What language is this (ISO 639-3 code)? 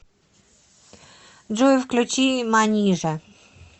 rus